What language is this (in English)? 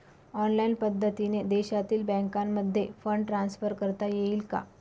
Marathi